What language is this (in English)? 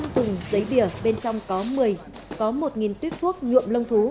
Vietnamese